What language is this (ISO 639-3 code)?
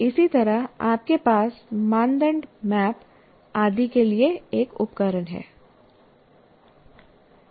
hin